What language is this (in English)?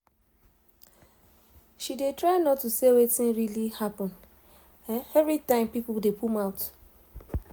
Nigerian Pidgin